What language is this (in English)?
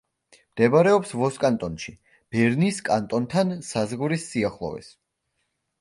Georgian